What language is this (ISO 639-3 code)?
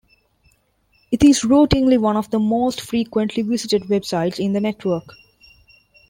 eng